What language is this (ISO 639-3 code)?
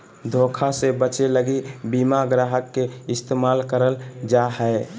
mag